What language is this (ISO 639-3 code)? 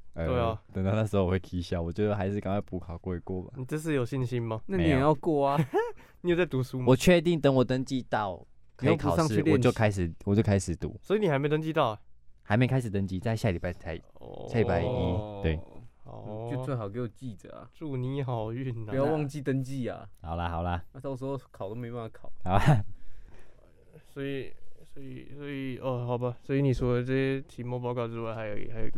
zho